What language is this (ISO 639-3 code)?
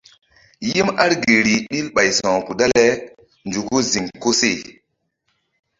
mdd